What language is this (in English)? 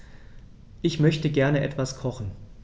German